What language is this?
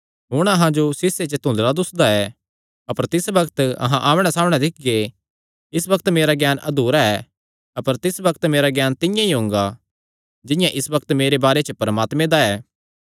Kangri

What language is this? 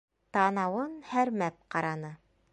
Bashkir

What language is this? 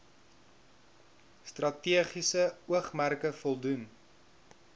Afrikaans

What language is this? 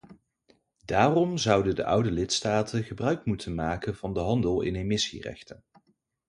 Dutch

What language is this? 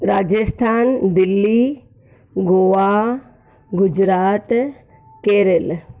Sindhi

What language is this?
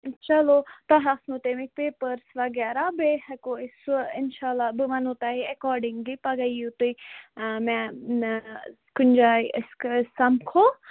Kashmiri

